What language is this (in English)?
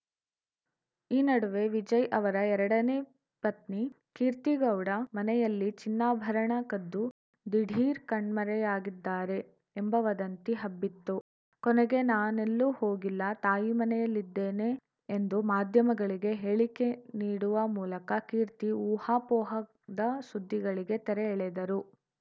Kannada